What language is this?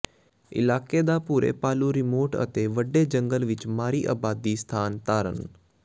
Punjabi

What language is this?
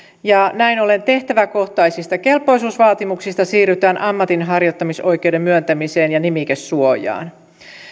Finnish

